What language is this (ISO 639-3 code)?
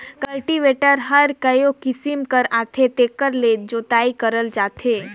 hne